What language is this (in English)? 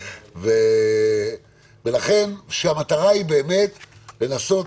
Hebrew